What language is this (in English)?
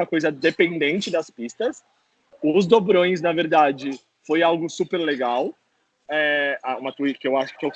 Portuguese